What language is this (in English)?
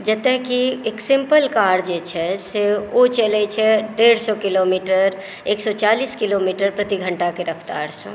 Maithili